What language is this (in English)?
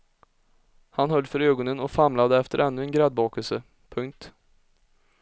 Swedish